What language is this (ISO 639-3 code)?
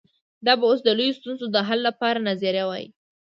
pus